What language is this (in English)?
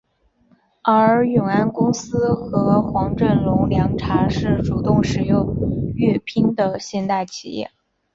Chinese